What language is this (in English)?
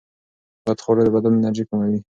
Pashto